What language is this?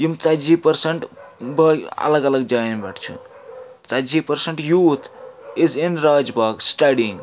Kashmiri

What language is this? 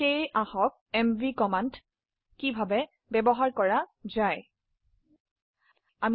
Assamese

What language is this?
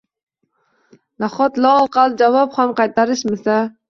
Uzbek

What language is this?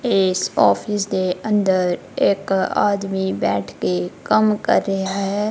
Punjabi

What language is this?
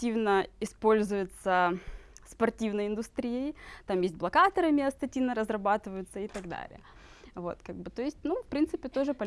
Russian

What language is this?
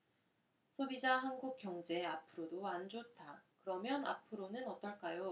Korean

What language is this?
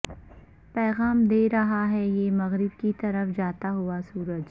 Urdu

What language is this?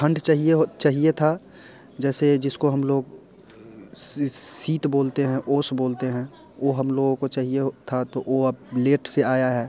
Hindi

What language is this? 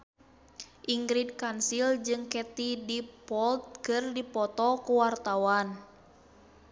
Sundanese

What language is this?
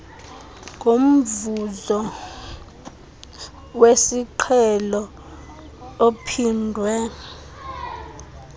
Xhosa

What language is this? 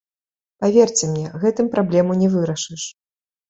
Belarusian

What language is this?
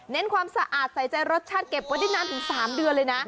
Thai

